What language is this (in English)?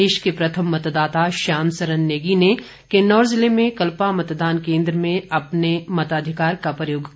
Hindi